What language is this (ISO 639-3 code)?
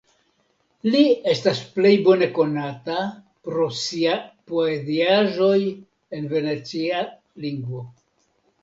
epo